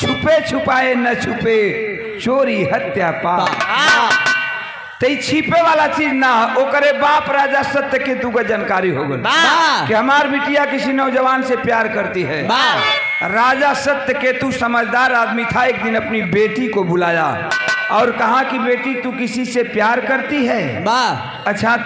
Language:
Hindi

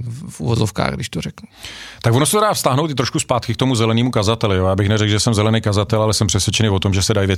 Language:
Czech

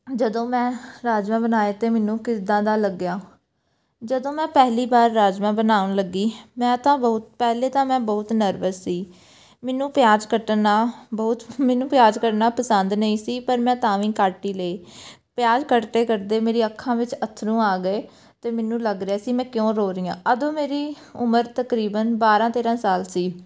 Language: Punjabi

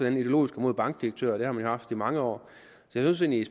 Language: Danish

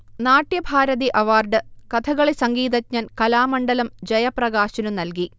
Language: Malayalam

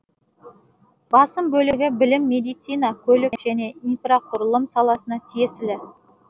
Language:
Kazakh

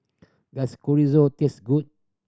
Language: English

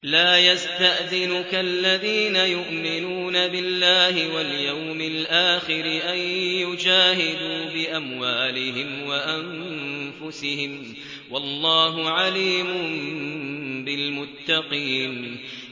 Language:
Arabic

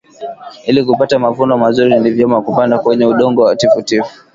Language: Swahili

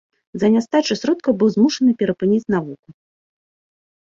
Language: Belarusian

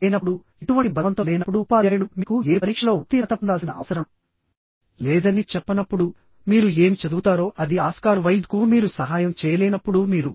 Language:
Telugu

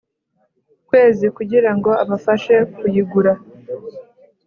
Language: Kinyarwanda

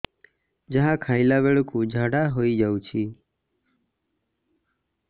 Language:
Odia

